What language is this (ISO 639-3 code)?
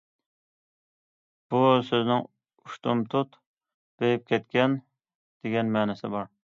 uig